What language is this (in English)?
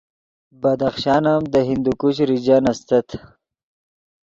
Yidgha